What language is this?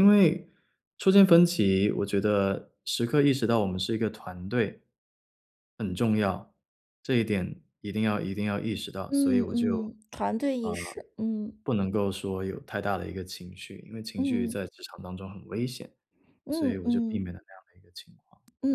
Chinese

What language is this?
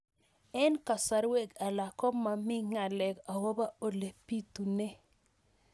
Kalenjin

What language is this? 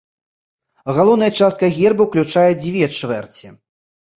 Belarusian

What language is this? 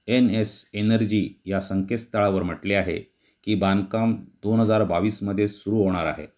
Marathi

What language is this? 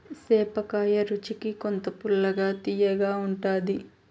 Telugu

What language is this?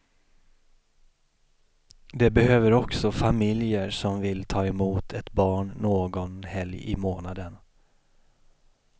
Swedish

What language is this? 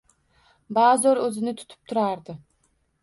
Uzbek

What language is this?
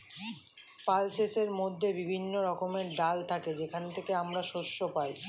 Bangla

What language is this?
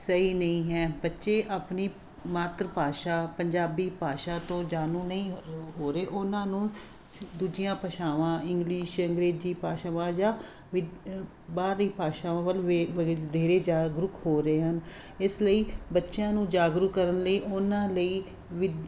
Punjabi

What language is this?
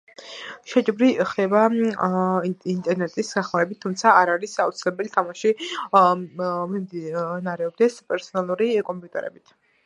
Georgian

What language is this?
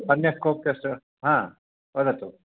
Sanskrit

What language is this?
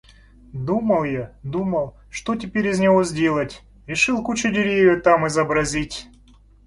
Russian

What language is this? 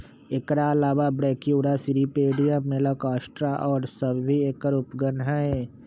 Magahi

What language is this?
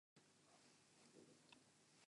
Basque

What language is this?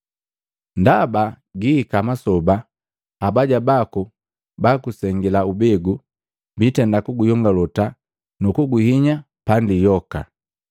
Matengo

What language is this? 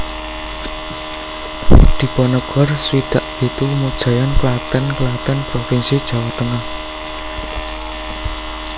Javanese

